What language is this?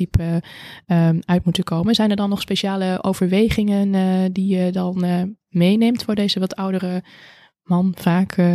Dutch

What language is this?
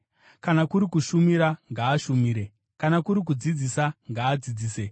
Shona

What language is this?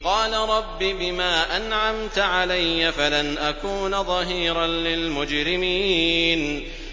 Arabic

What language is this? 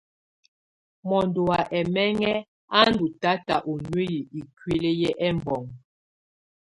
Tunen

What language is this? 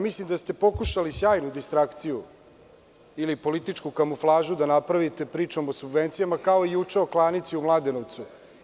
Serbian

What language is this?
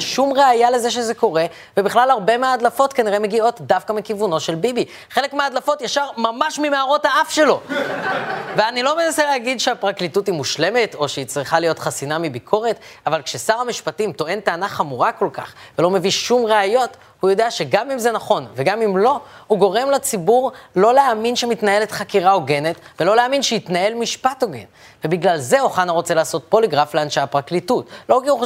Hebrew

